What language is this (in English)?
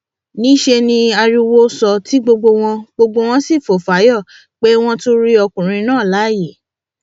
Yoruba